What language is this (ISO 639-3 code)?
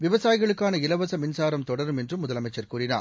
tam